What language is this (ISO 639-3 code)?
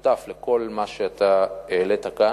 heb